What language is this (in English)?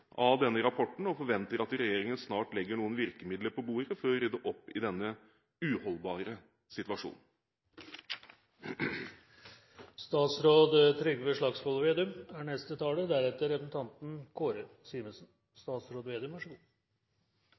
Norwegian Bokmål